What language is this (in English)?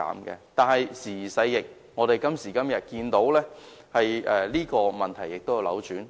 Cantonese